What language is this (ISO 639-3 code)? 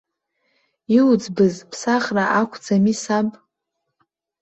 abk